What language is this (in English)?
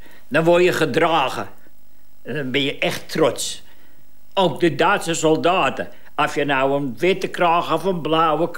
Dutch